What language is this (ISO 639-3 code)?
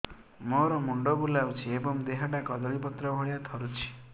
ori